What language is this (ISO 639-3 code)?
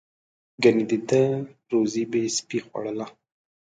pus